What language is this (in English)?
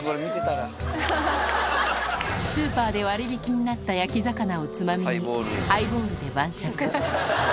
Japanese